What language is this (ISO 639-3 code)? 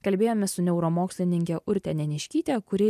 lit